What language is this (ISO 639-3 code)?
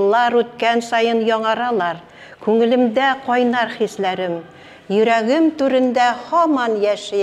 ara